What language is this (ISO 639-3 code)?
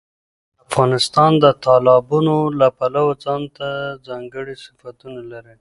pus